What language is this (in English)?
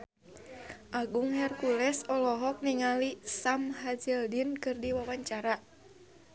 Sundanese